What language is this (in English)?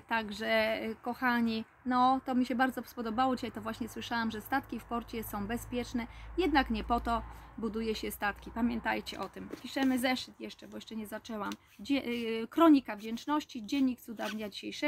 Polish